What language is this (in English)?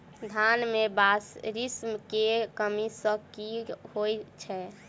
Maithili